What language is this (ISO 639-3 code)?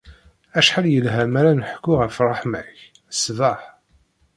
kab